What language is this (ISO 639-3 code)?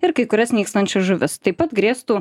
lit